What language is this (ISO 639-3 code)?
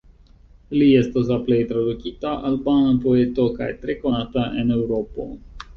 epo